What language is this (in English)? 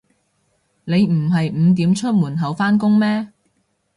Cantonese